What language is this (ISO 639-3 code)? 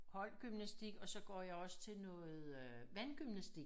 dan